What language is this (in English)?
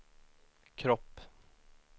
Swedish